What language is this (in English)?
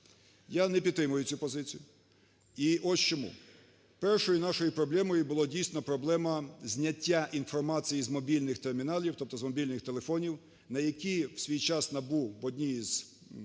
Ukrainian